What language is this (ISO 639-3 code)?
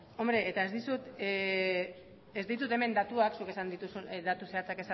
eus